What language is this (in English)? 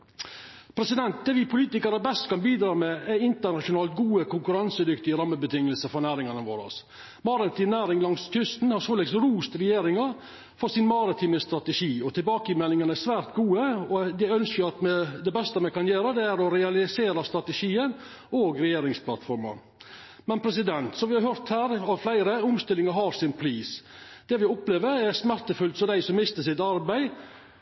Norwegian Nynorsk